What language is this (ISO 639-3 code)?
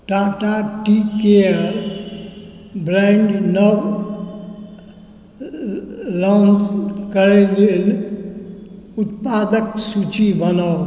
mai